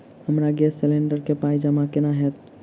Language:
Maithili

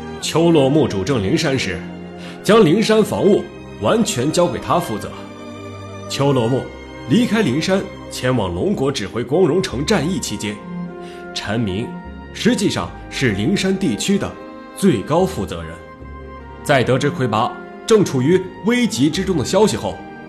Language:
Chinese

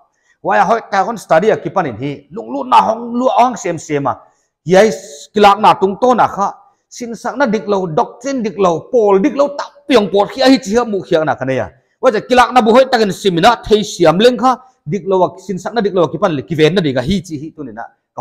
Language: Thai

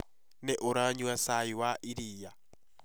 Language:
Kikuyu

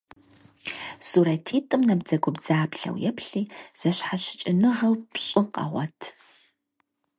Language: Kabardian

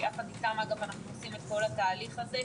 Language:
Hebrew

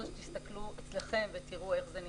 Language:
Hebrew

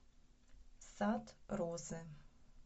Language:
Russian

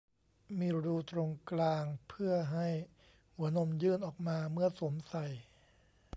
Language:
Thai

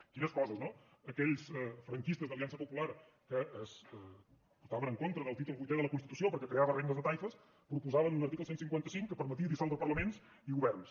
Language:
Catalan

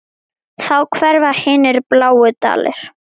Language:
Icelandic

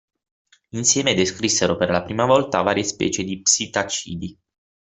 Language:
Italian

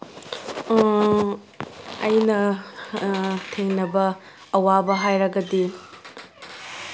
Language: Manipuri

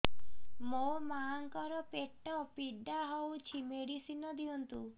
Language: Odia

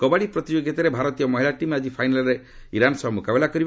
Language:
Odia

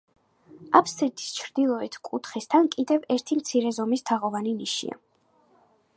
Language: Georgian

